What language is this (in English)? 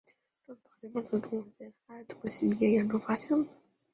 Chinese